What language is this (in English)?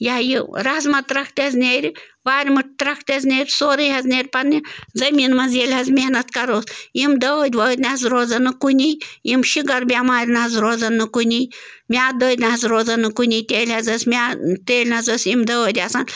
Kashmiri